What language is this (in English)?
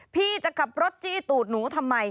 Thai